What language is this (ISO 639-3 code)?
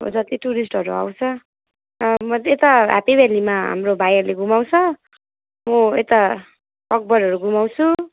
nep